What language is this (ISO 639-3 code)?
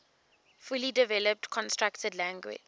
eng